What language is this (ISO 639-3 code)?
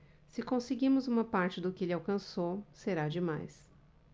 por